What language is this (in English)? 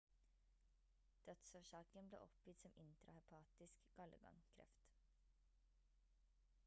Norwegian Bokmål